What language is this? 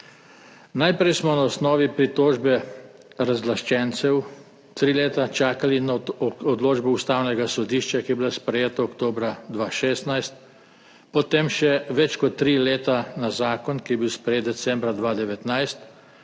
Slovenian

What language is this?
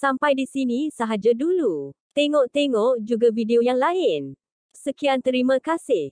Malay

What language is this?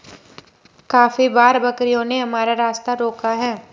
Hindi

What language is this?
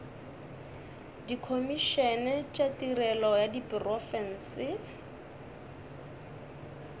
Northern Sotho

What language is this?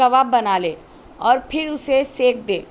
Urdu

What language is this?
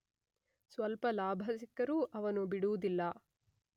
Kannada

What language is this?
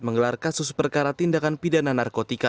Indonesian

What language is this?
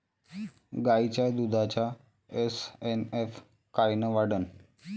Marathi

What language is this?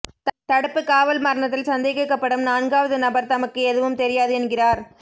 Tamil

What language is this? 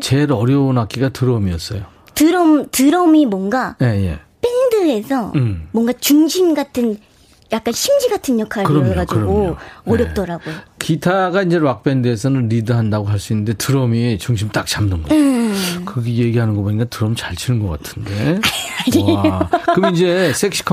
Korean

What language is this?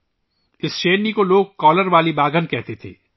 Urdu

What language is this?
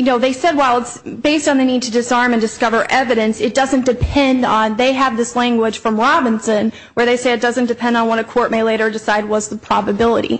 English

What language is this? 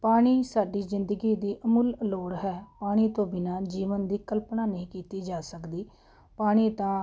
Punjabi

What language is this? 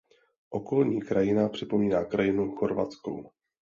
Czech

